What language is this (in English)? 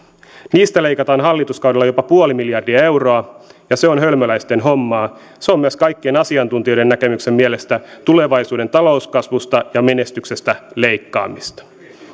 Finnish